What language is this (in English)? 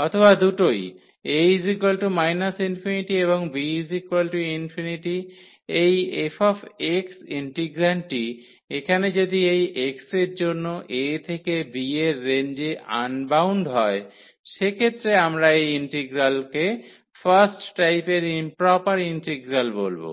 Bangla